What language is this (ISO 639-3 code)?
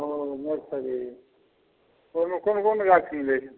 mai